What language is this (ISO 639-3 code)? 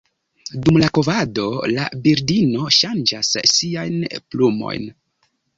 epo